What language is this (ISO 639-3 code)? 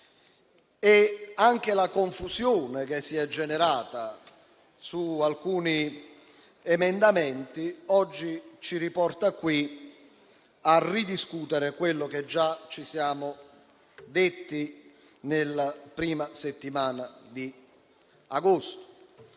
ita